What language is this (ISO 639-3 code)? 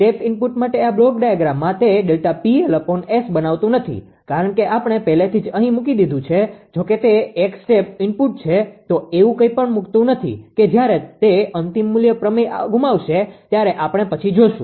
guj